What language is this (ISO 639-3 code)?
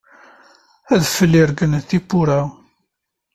kab